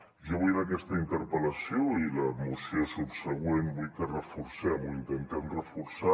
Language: Catalan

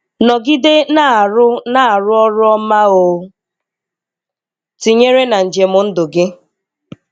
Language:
Igbo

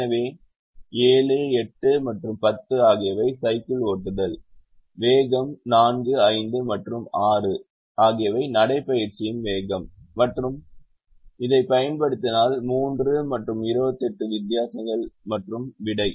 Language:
Tamil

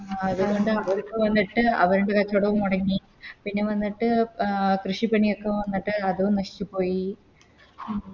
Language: Malayalam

